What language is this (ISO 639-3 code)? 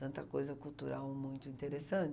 por